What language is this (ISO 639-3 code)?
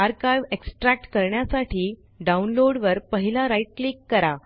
mar